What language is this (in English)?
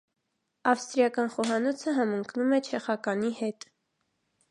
Armenian